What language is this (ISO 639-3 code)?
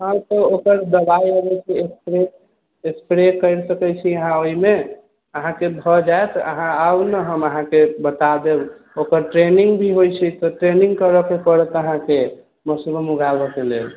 mai